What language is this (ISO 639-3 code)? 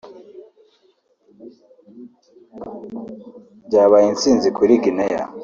kin